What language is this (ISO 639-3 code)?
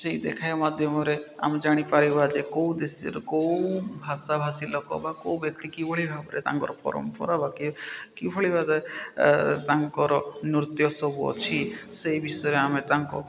ori